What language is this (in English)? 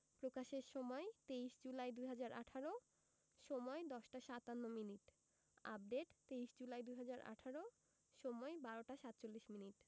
Bangla